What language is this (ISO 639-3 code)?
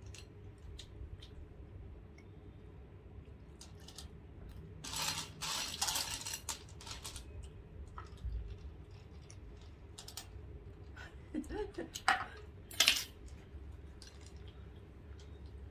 vie